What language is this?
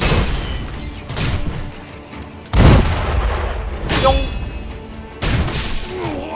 Korean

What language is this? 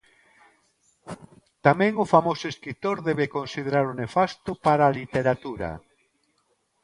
Galician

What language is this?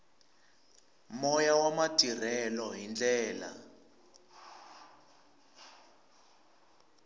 Tsonga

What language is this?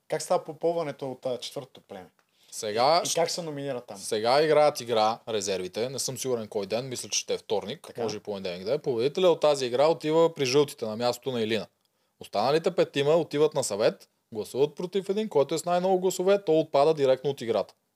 Bulgarian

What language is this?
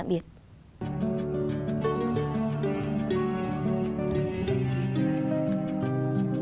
Vietnamese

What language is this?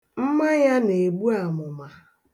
Igbo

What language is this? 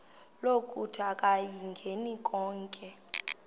Xhosa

